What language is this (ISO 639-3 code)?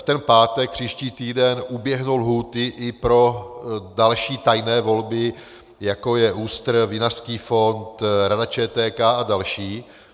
ces